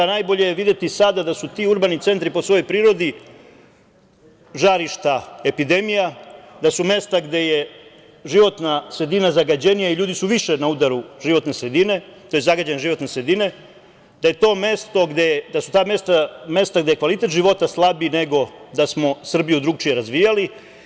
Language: Serbian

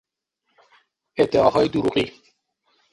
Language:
Persian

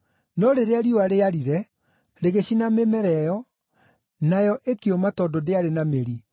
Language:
Kikuyu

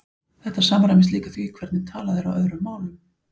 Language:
Icelandic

